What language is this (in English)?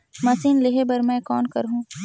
Chhattisgarhi